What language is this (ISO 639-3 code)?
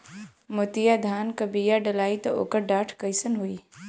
bho